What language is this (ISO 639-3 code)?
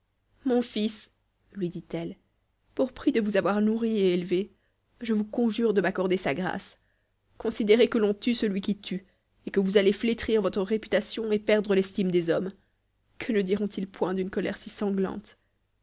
fra